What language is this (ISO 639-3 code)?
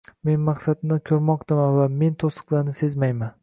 uzb